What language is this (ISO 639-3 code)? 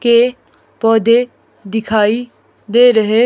hin